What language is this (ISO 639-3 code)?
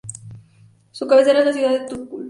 spa